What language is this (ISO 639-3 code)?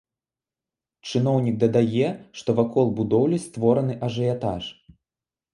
bel